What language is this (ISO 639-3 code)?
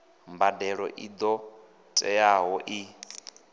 ven